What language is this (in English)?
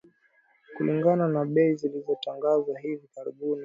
Swahili